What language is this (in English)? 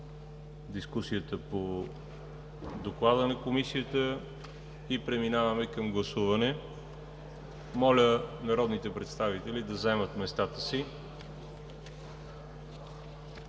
Bulgarian